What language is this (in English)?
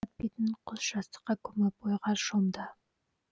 Kazakh